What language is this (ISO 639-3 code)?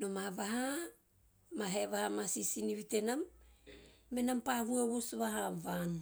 tio